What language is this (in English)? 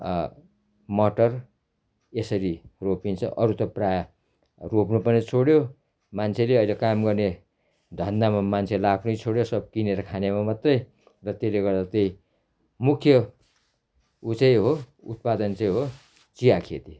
Nepali